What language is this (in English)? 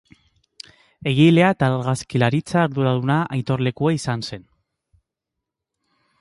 Basque